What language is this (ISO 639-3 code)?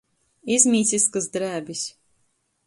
ltg